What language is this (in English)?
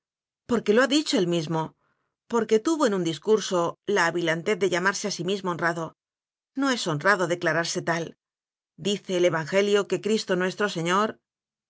Spanish